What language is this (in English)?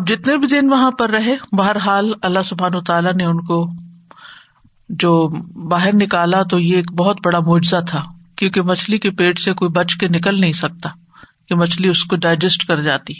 Urdu